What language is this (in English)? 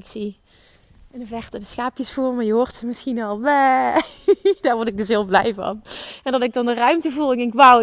Dutch